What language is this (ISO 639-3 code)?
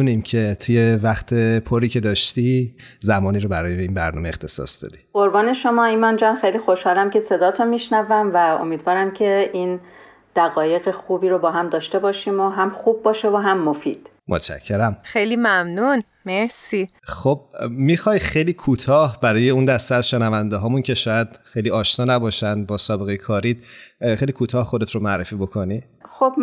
fas